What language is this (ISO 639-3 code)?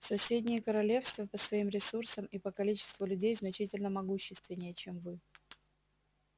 rus